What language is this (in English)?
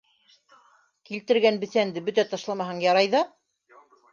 Bashkir